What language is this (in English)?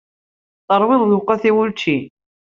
Kabyle